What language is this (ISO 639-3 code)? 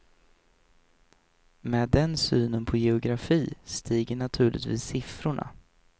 swe